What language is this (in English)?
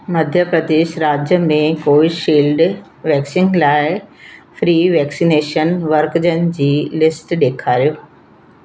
Sindhi